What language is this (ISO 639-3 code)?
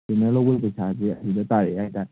mni